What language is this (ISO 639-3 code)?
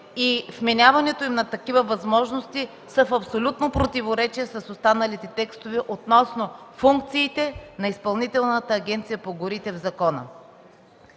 bul